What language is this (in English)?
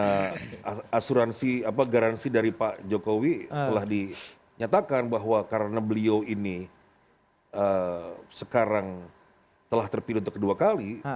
Indonesian